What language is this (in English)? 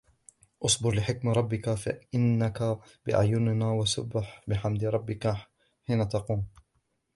Arabic